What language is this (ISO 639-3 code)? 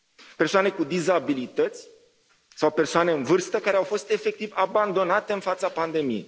ron